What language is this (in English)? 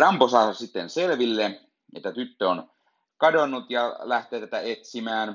Finnish